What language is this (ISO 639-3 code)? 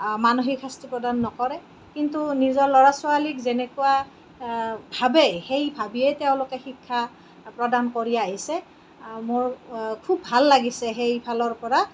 asm